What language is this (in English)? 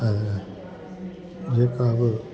Sindhi